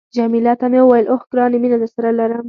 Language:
Pashto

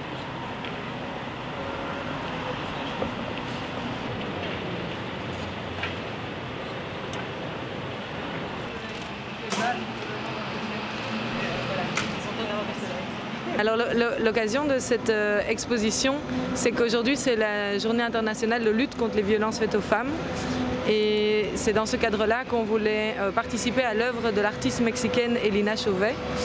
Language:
French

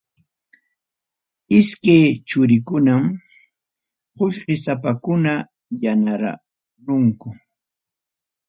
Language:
Ayacucho Quechua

